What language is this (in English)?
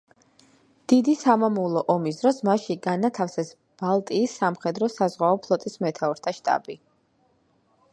Georgian